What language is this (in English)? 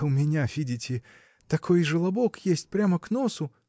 Russian